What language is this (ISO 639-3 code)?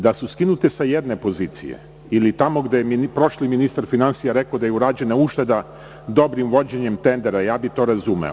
srp